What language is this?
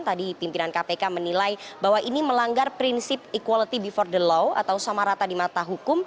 Indonesian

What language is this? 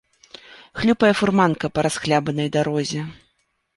Belarusian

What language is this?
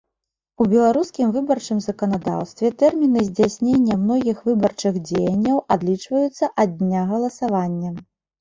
Belarusian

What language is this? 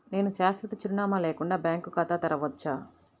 Telugu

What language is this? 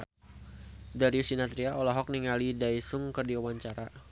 Sundanese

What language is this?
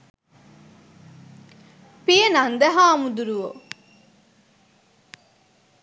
Sinhala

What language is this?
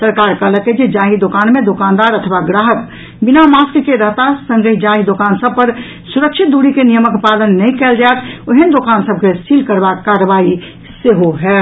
Maithili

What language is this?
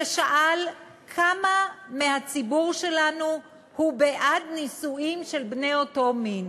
Hebrew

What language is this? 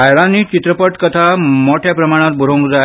Konkani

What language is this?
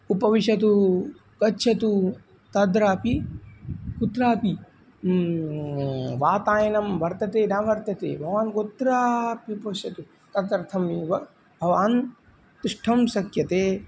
Sanskrit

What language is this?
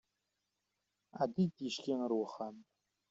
Kabyle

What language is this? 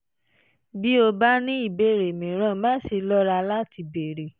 Yoruba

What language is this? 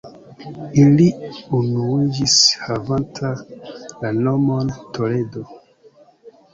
Esperanto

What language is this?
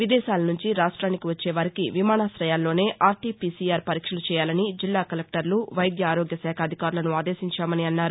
Telugu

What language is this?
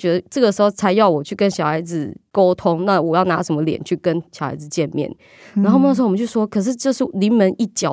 Chinese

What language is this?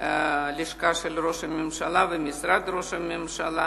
Hebrew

